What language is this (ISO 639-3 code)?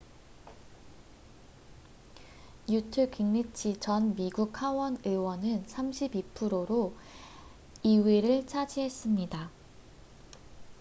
kor